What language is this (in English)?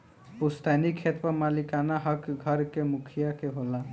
Bhojpuri